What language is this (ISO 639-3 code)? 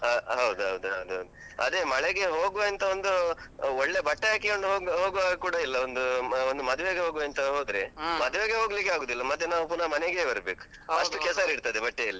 kan